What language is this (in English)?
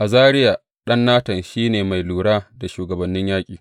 Hausa